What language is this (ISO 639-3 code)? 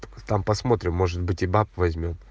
rus